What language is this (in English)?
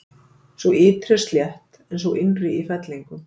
Icelandic